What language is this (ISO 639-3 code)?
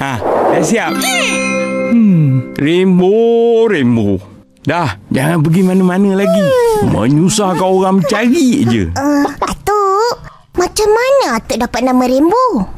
msa